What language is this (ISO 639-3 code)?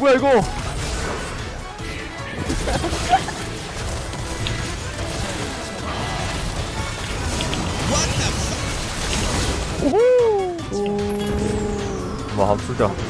kor